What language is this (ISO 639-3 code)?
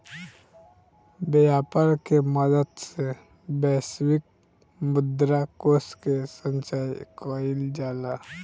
bho